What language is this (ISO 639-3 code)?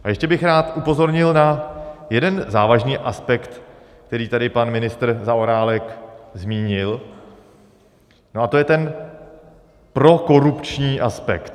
ces